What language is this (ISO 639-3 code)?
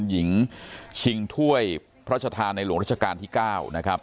tha